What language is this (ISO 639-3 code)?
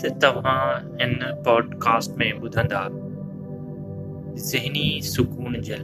urd